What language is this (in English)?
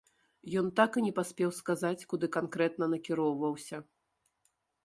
Belarusian